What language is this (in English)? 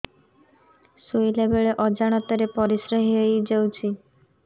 Odia